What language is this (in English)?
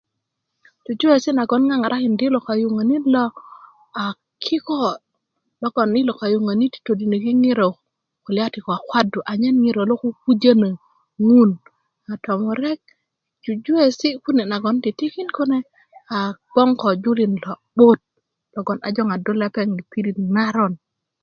Kuku